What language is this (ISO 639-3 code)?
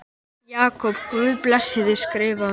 isl